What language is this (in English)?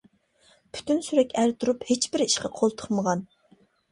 Uyghur